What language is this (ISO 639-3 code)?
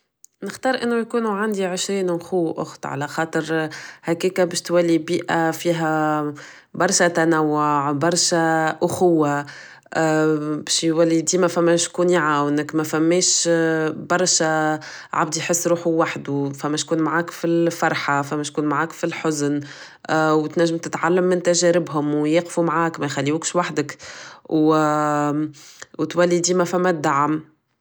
aeb